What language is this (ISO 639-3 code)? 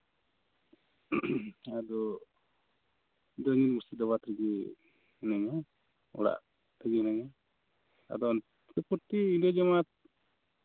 sat